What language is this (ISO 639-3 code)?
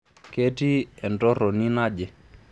mas